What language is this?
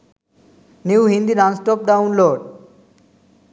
Sinhala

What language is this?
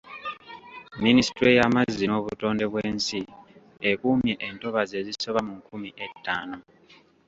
Ganda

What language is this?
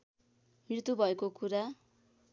Nepali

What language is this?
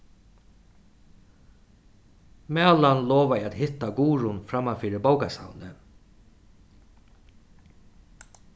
Faroese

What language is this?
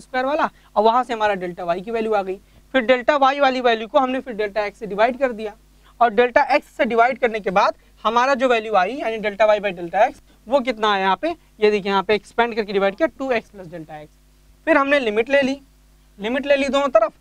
Hindi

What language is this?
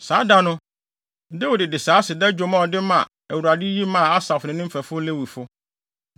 Akan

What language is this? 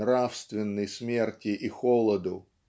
Russian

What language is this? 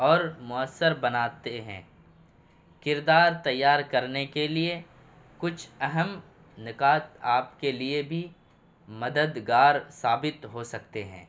Urdu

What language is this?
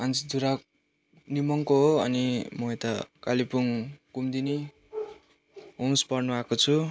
Nepali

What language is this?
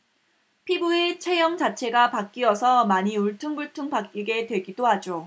Korean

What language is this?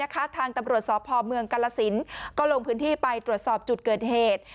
Thai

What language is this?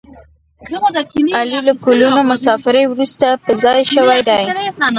Pashto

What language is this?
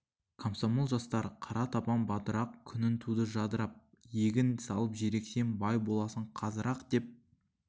Kazakh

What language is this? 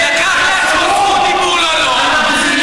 Hebrew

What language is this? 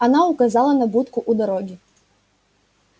Russian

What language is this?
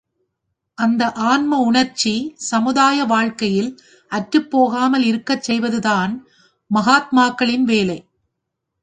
Tamil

